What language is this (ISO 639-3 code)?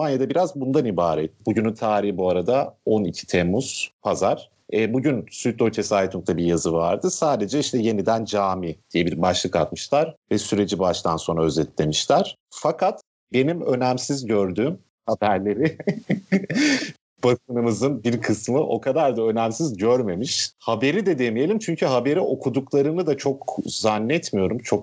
tur